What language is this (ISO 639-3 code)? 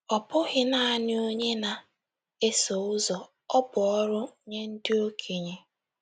ibo